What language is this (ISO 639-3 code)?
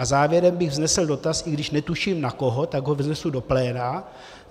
ces